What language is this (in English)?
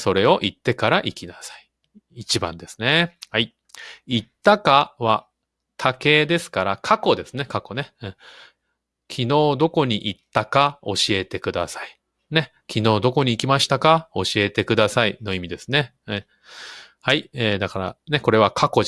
Japanese